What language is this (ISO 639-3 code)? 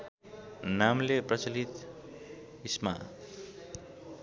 nep